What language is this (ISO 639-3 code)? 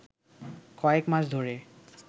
ben